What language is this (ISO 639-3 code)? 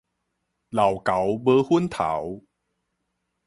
nan